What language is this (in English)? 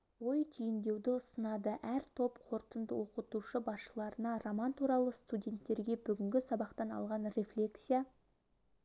Kazakh